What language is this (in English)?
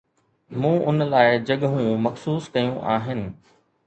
Sindhi